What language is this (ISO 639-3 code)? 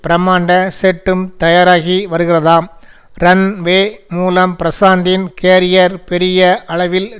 tam